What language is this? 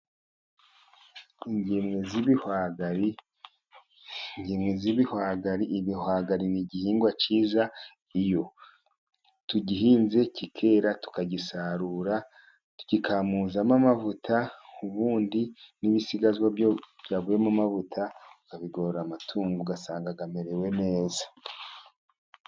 Kinyarwanda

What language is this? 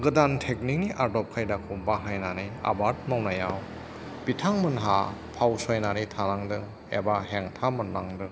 Bodo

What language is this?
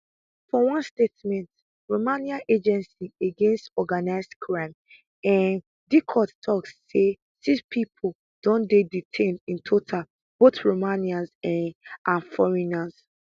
Nigerian Pidgin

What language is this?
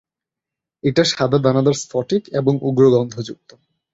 Bangla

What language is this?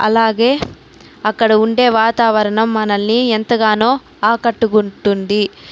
Telugu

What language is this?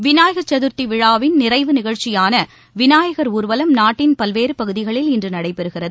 Tamil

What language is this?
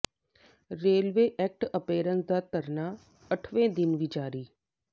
Punjabi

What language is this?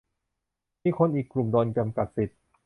Thai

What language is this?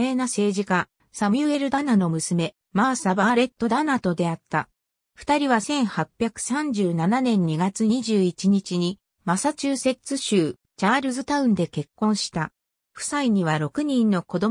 Japanese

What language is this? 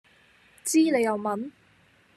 Cantonese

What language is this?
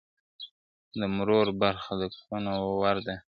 Pashto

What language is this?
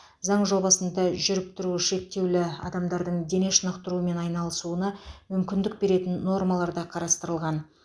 Kazakh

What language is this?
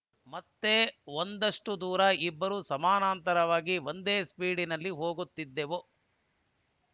Kannada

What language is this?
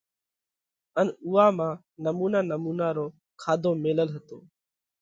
Parkari Koli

